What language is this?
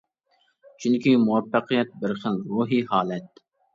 Uyghur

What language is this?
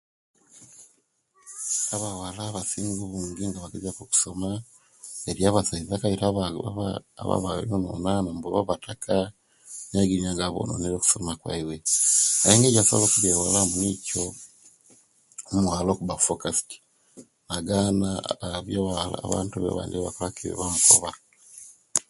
Kenyi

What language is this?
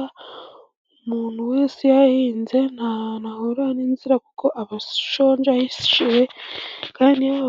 Kinyarwanda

